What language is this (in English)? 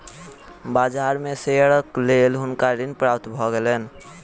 Maithili